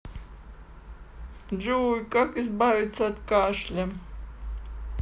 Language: Russian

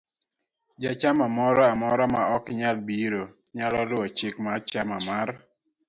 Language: Luo (Kenya and Tanzania)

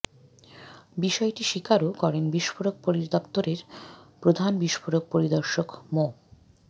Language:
Bangla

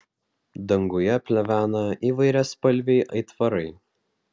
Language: Lithuanian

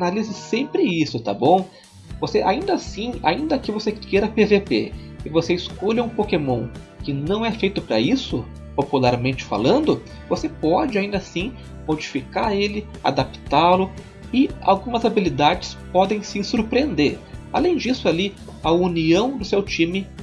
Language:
Portuguese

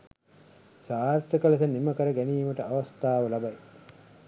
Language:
Sinhala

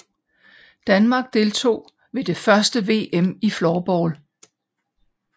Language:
Danish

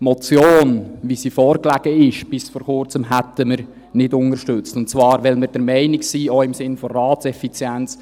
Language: Swiss German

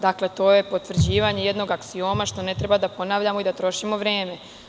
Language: Serbian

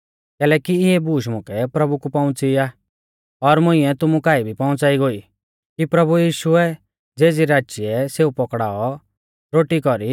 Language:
Mahasu Pahari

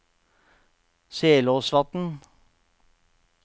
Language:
Norwegian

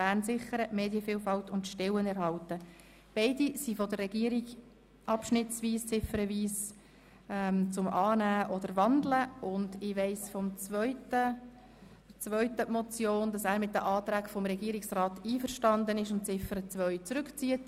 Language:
Swiss German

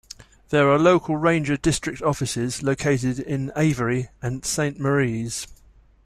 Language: English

